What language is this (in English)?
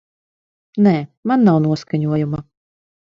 Latvian